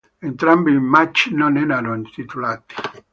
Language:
Italian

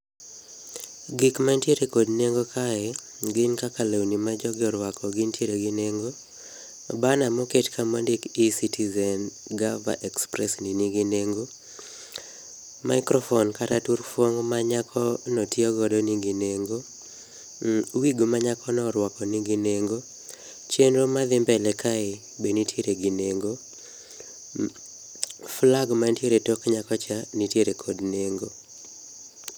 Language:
Luo (Kenya and Tanzania)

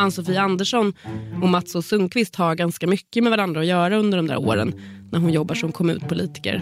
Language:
Swedish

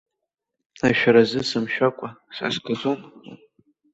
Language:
Abkhazian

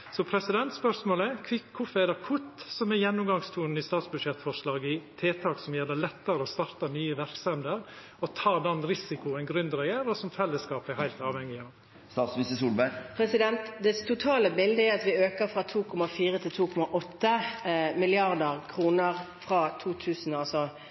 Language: Norwegian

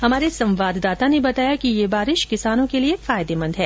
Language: Hindi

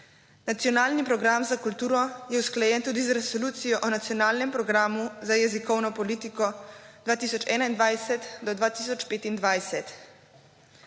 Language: Slovenian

